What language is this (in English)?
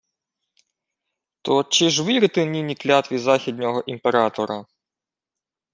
Ukrainian